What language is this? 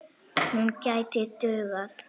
Icelandic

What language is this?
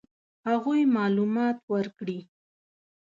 Pashto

